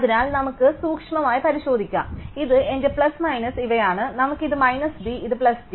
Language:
Malayalam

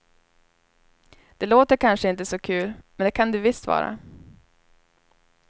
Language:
Swedish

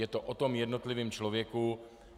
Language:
Czech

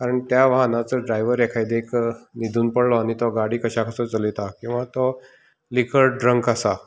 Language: Konkani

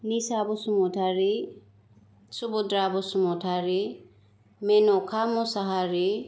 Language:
Bodo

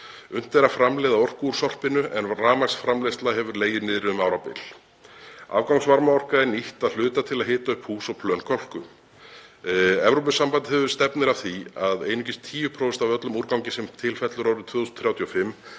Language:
Icelandic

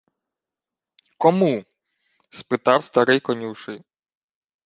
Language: Ukrainian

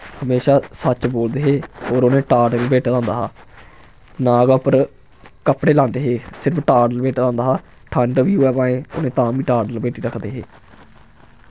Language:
Dogri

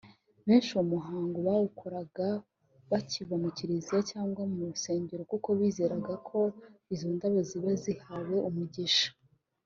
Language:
Kinyarwanda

